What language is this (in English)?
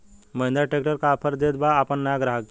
Bhojpuri